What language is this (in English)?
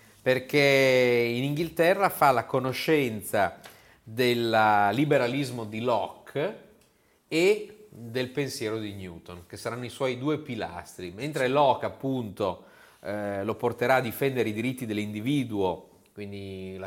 Italian